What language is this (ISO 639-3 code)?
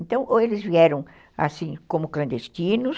por